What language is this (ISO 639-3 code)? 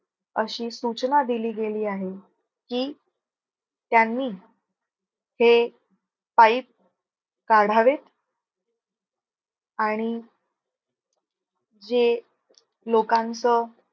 mar